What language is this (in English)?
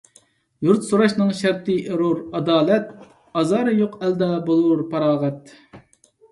Uyghur